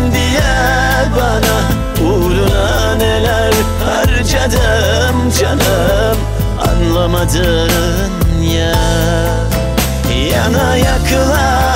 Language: Arabic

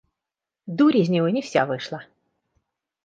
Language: Russian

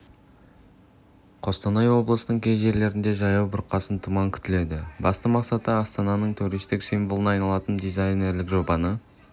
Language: Kazakh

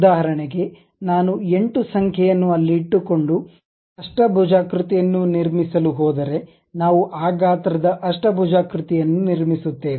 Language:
Kannada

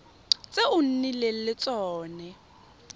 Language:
Tswana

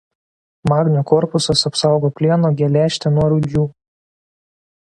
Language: Lithuanian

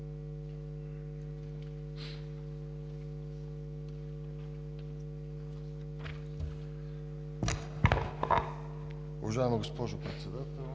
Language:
Bulgarian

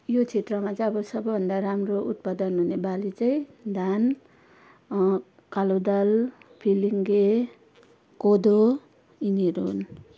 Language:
Nepali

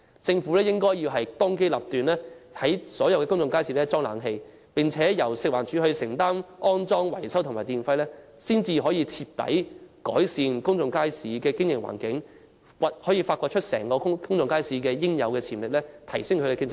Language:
Cantonese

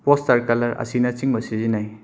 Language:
Manipuri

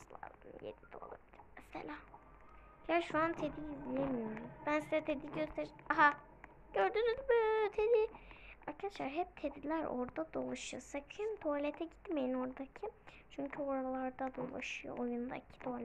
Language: Turkish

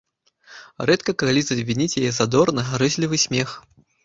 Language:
Belarusian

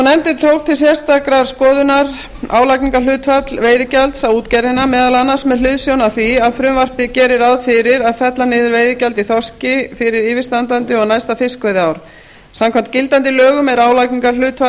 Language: Icelandic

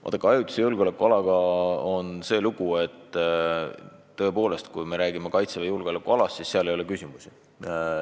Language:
Estonian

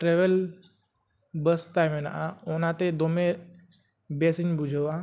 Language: Santali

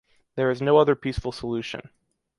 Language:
English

